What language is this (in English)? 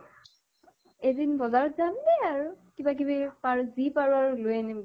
Assamese